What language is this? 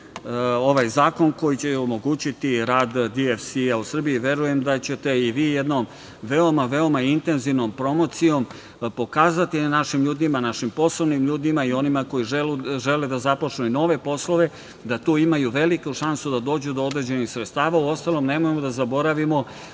Serbian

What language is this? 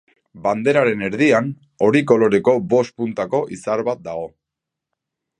Basque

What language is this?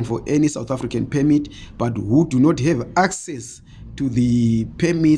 English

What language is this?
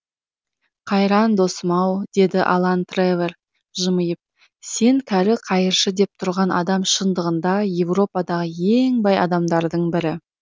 Kazakh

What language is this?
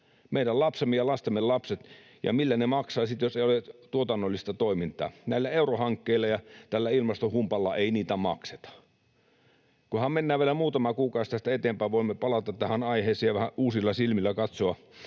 Finnish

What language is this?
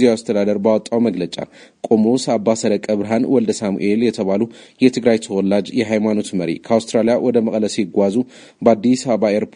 Amharic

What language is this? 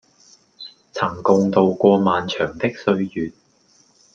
Cantonese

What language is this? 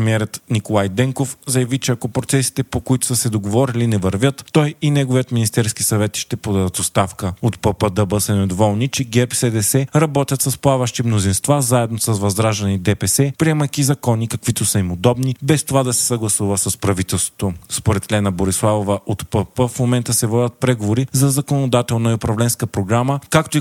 Bulgarian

